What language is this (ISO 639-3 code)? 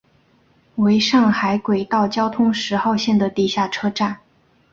zho